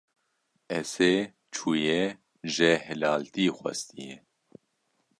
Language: Kurdish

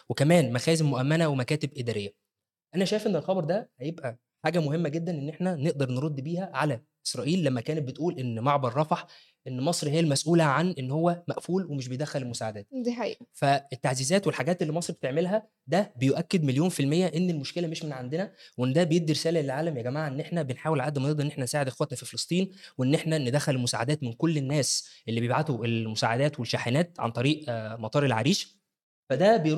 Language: Arabic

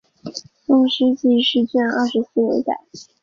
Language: Chinese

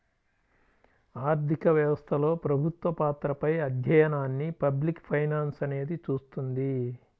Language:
Telugu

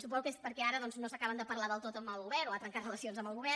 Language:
Catalan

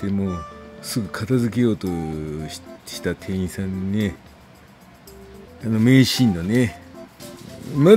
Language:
Japanese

